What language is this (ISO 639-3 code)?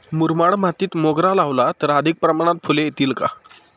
mar